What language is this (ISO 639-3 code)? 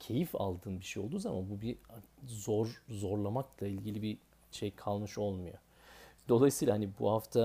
tur